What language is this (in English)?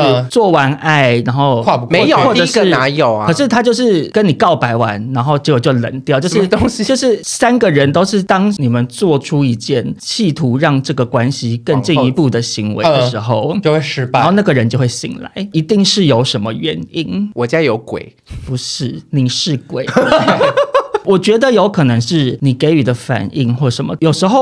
Chinese